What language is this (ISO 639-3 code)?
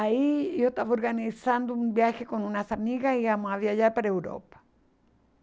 por